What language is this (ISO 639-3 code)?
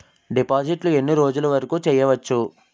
tel